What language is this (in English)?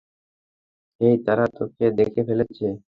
Bangla